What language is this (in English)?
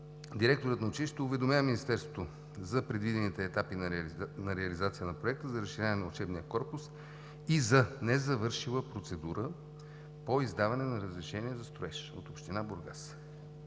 Bulgarian